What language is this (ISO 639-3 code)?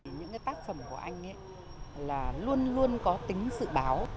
vie